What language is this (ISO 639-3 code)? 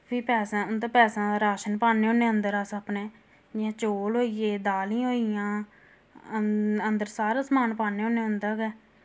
doi